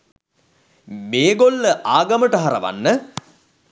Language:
Sinhala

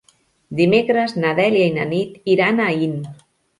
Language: Catalan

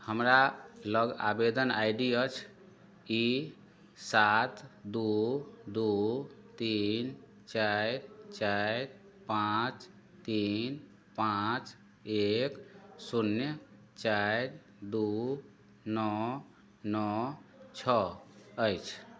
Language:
Maithili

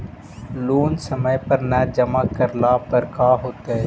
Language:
Magahi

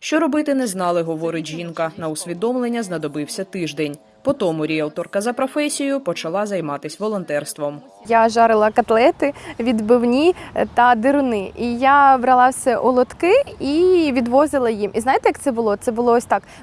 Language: Ukrainian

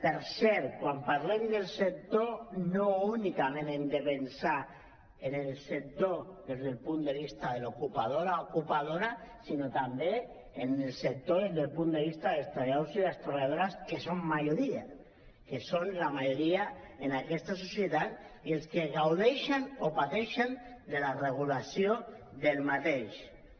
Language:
Catalan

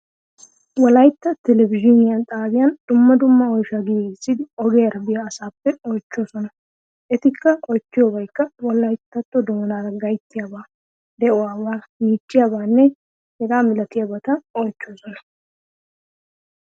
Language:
Wolaytta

